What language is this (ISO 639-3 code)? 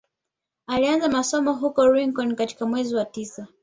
swa